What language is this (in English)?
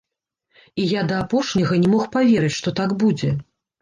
Belarusian